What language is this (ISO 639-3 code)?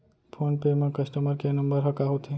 hne